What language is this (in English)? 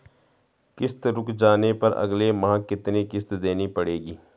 Hindi